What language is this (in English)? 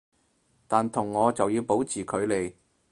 Cantonese